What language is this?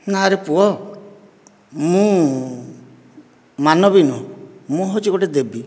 Odia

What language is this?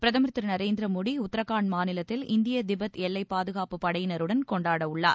Tamil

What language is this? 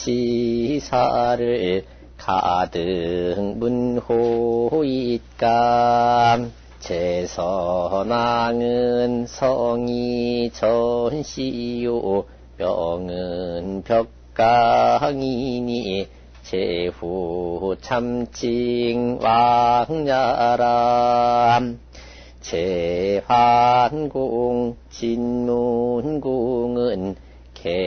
Korean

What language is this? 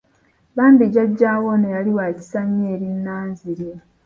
Ganda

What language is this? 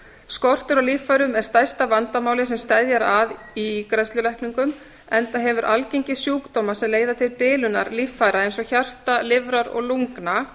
Icelandic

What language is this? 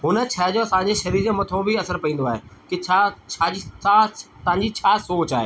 Sindhi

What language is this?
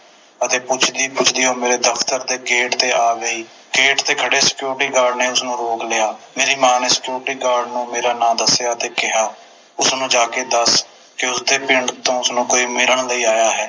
Punjabi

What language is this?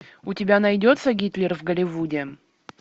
Russian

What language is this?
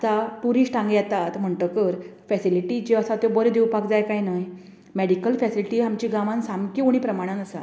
Konkani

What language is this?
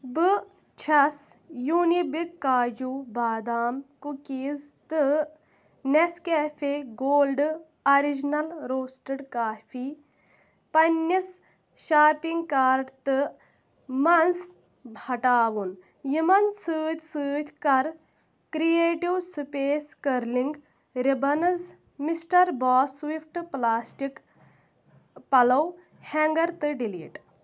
Kashmiri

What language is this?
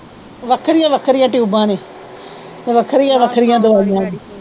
Punjabi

